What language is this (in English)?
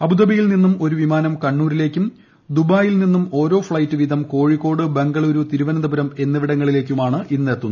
Malayalam